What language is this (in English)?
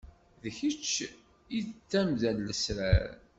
Kabyle